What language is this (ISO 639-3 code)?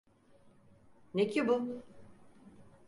tur